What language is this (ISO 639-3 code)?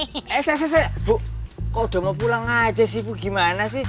ind